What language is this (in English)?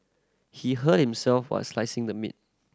English